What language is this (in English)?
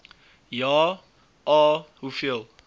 Afrikaans